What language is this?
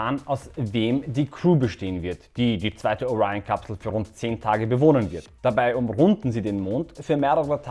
German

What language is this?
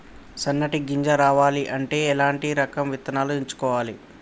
Telugu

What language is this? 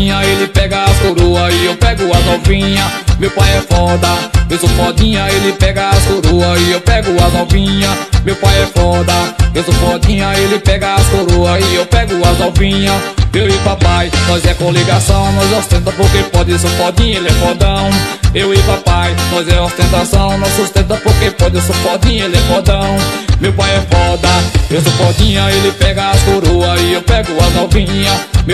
Portuguese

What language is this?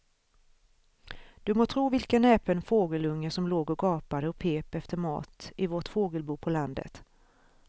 Swedish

